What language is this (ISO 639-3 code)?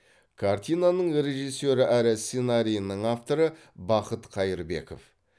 kaz